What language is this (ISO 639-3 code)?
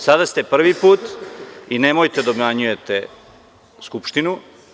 srp